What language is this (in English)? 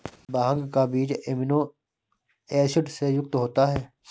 Hindi